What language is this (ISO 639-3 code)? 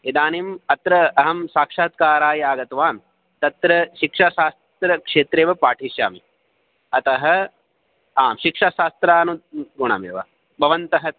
san